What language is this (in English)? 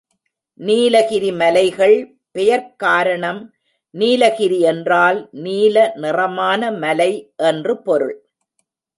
Tamil